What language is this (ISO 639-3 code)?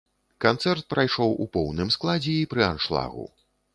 bel